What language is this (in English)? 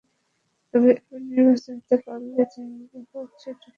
Bangla